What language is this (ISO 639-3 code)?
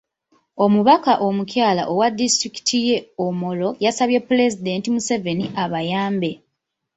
lug